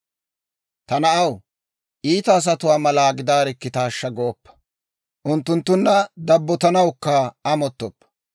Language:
Dawro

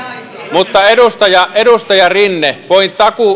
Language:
Finnish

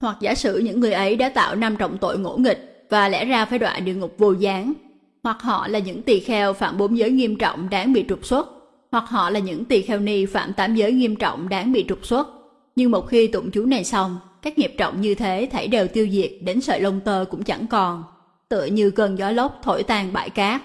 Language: Vietnamese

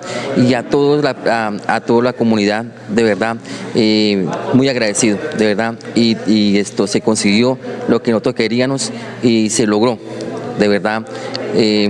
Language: Spanish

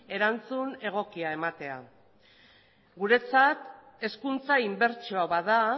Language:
Basque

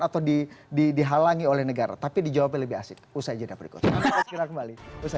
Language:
Indonesian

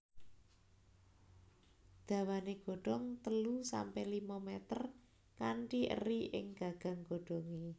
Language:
Javanese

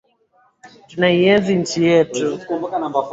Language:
Swahili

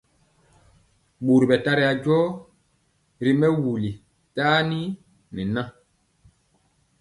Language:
Mpiemo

